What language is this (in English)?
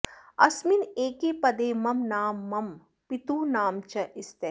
Sanskrit